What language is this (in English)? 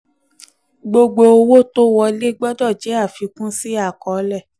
Yoruba